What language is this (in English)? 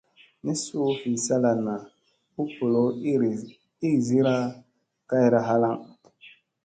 Musey